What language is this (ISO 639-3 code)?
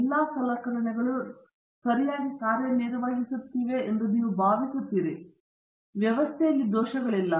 kan